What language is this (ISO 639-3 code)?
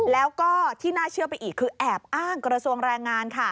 tha